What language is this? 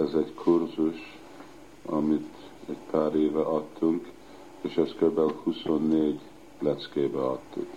Hungarian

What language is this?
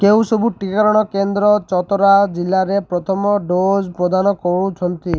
Odia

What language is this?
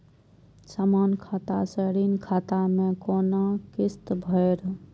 Maithili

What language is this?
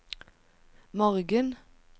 Norwegian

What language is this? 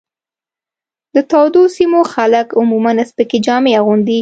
Pashto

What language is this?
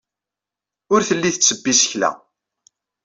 Kabyle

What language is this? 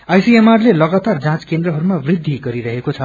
Nepali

